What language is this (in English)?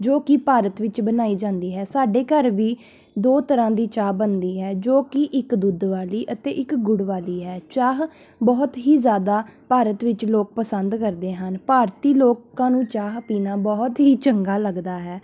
Punjabi